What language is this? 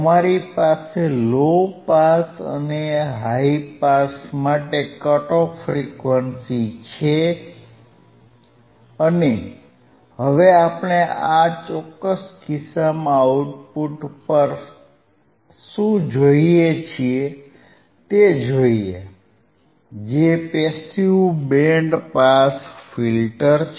Gujarati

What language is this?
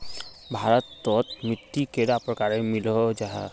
Magahi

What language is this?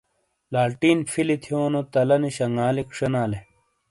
Shina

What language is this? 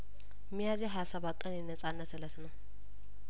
Amharic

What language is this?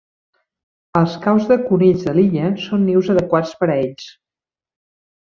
Catalan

